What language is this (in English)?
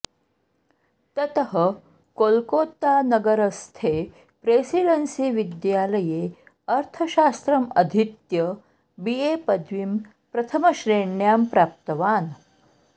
Sanskrit